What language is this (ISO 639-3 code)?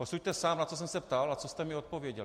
ces